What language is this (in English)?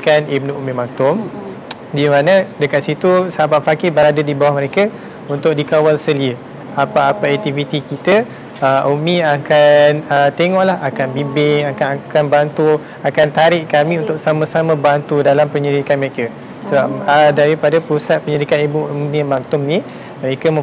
Malay